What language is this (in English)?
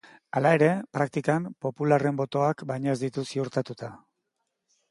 Basque